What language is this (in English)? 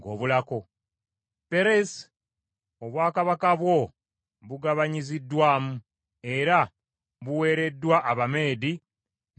Ganda